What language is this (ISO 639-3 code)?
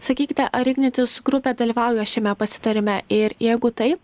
lit